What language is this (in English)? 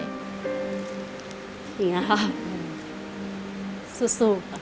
Thai